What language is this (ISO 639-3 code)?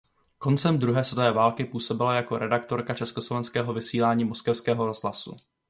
ces